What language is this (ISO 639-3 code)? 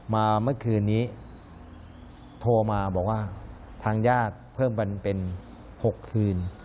tha